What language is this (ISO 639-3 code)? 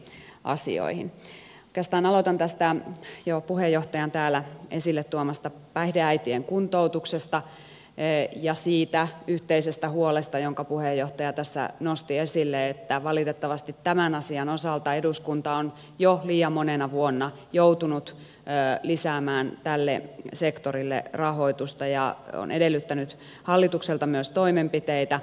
fin